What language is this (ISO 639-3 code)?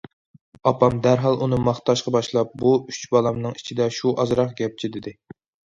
uig